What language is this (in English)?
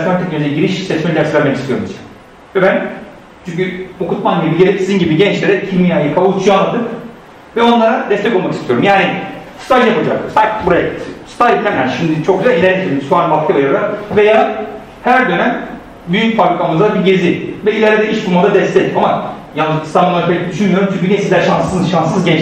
Turkish